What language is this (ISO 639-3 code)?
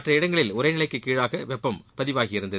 tam